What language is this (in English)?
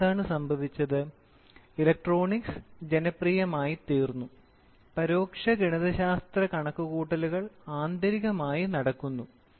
Malayalam